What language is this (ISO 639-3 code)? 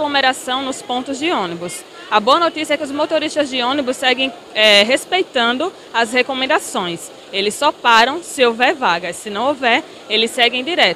por